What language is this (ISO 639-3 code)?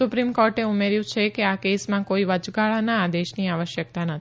guj